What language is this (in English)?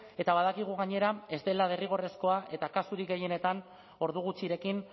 Basque